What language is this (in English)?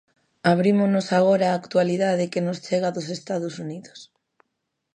Galician